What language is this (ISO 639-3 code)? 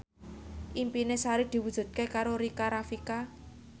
jav